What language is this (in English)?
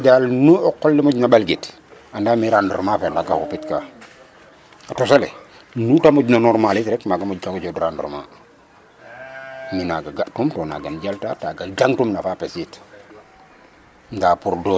Serer